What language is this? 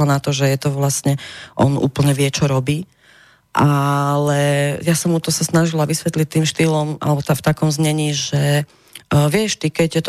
Slovak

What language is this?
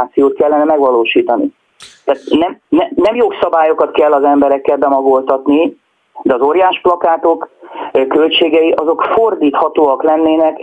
Hungarian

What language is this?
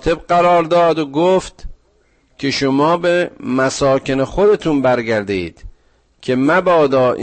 Persian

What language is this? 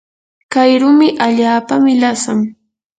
Yanahuanca Pasco Quechua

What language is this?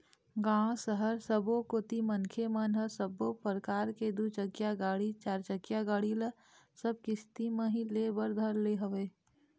Chhattisgarhi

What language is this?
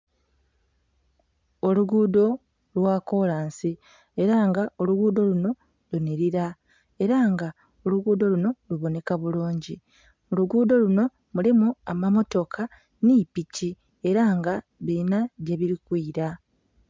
Soga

